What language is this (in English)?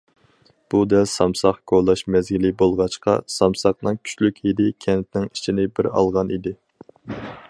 Uyghur